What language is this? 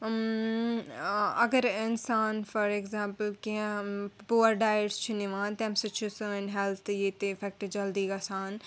Kashmiri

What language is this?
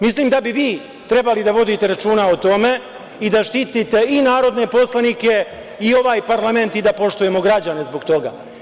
Serbian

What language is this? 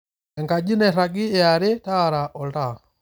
Masai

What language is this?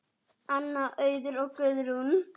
Icelandic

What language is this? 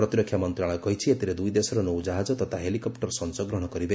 Odia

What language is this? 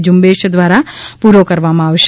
Gujarati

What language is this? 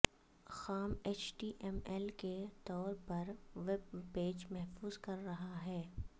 Urdu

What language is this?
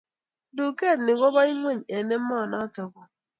Kalenjin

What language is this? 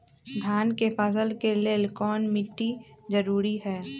Magahi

